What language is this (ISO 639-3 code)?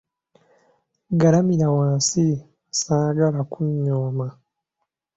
lug